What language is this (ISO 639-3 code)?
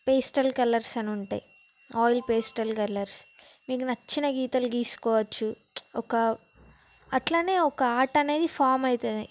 tel